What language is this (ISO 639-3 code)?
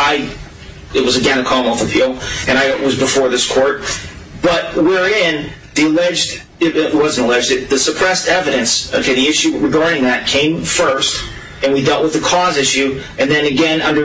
eng